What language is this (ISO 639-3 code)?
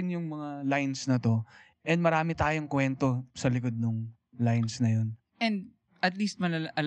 fil